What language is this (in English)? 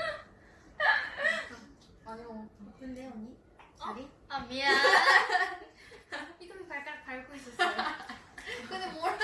Korean